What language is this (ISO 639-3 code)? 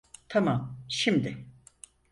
tur